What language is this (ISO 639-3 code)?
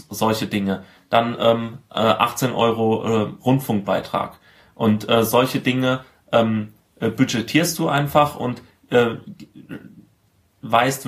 deu